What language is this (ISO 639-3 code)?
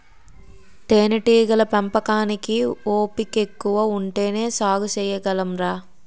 tel